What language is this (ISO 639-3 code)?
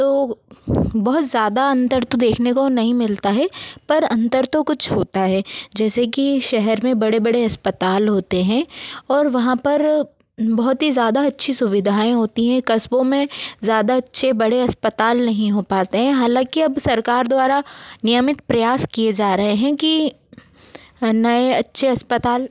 hin